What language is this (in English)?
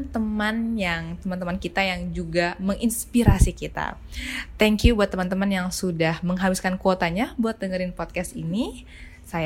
Indonesian